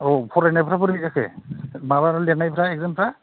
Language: Bodo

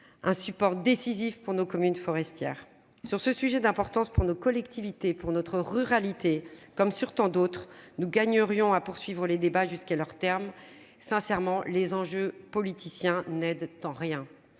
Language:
French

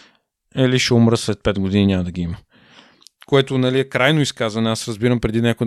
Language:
Bulgarian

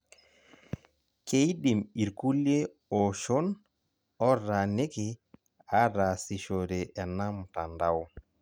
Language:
Masai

